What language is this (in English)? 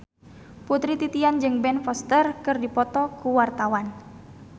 Sundanese